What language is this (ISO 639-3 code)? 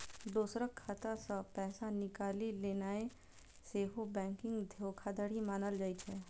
mai